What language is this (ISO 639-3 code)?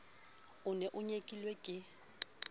sot